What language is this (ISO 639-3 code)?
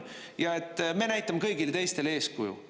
est